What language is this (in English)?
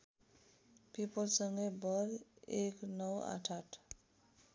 Nepali